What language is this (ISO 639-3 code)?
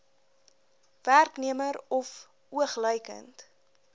afr